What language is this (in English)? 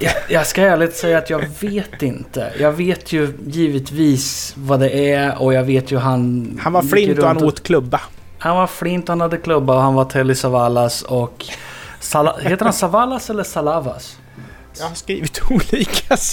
Swedish